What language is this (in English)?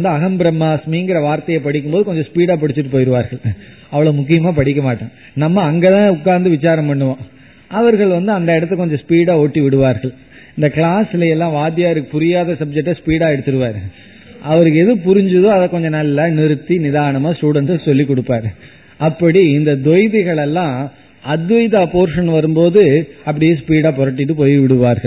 Tamil